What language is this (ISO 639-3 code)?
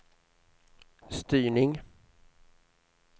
swe